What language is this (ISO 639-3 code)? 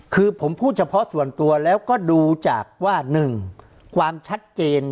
tha